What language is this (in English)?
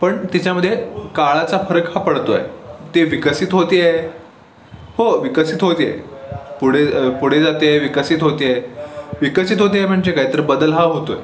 Marathi